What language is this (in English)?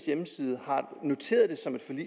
Danish